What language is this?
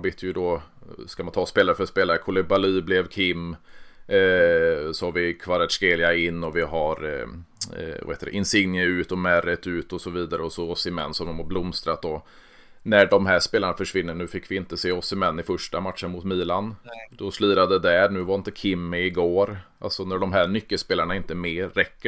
Swedish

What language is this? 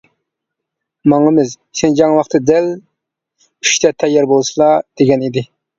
Uyghur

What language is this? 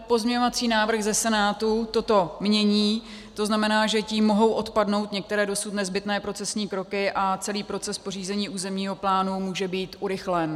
Czech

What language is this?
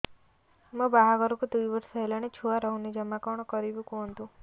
Odia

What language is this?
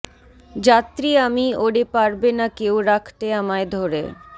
Bangla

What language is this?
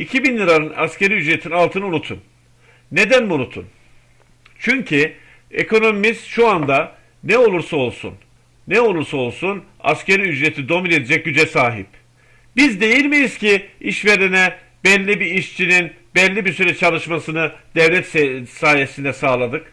Turkish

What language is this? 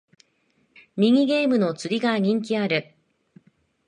Japanese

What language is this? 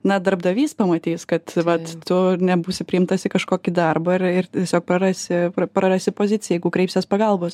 Lithuanian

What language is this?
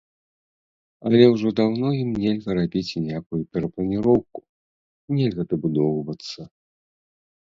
Belarusian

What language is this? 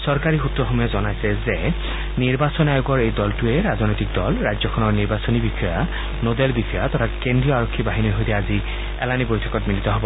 Assamese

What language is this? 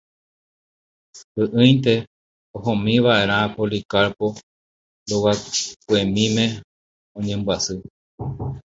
Guarani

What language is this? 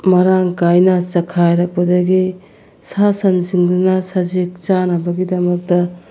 Manipuri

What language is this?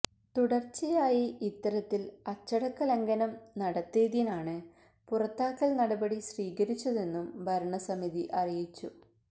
Malayalam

